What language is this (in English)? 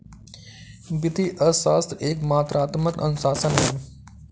Hindi